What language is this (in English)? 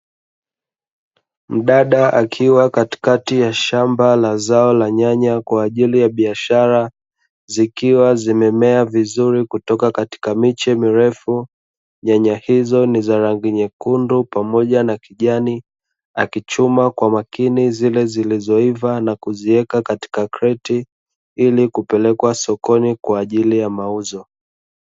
Swahili